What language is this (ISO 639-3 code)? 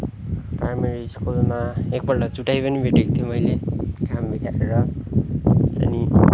nep